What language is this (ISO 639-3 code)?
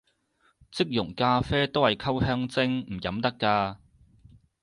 yue